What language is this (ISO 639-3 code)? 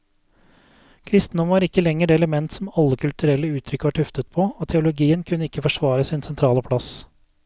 nor